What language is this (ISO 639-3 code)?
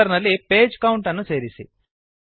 kan